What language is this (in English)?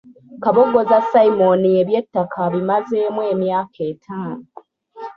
Ganda